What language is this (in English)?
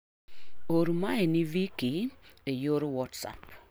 Luo (Kenya and Tanzania)